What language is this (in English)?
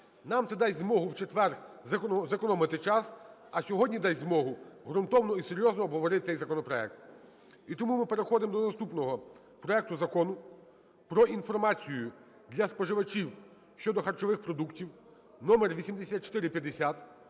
Ukrainian